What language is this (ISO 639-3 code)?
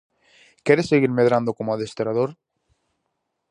glg